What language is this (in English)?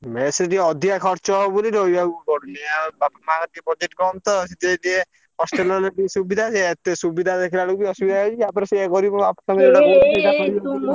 Odia